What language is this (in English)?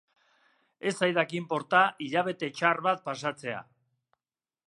Basque